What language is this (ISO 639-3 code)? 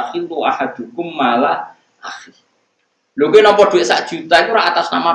ind